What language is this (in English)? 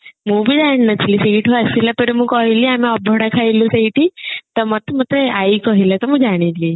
Odia